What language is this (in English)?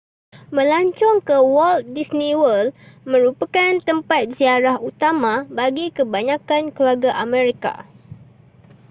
Malay